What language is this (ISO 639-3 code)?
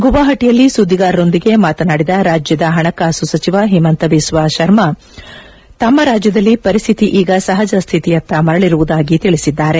kan